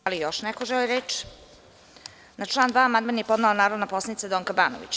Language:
Serbian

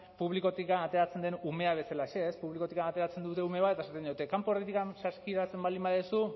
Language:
Basque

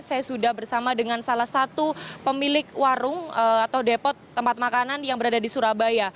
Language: Indonesian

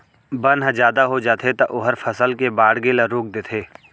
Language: Chhattisgarhi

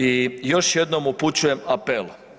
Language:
Croatian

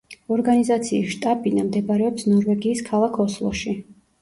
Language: Georgian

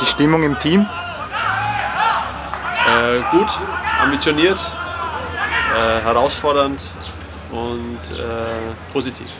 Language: German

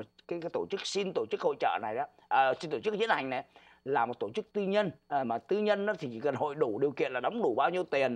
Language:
Vietnamese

